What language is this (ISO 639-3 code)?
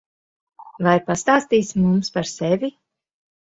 lav